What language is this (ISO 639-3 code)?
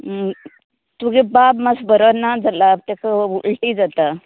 kok